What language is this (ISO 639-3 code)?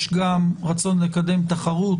heb